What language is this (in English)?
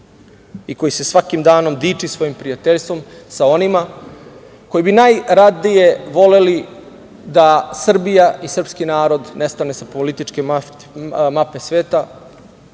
Serbian